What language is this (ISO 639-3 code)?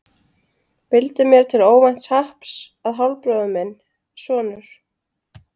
isl